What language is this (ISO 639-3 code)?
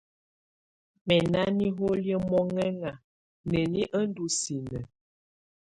tvu